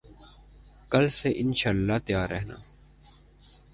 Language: Urdu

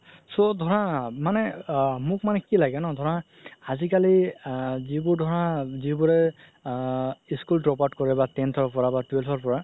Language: Assamese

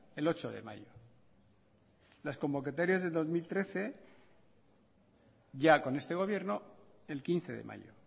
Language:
Spanish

